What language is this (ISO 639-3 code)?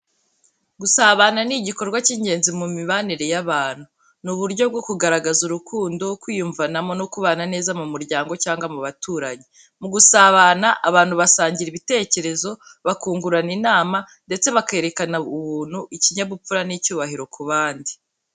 kin